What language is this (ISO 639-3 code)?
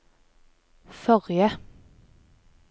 nor